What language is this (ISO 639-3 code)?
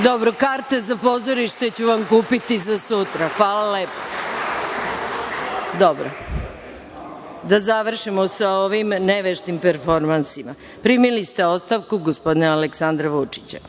srp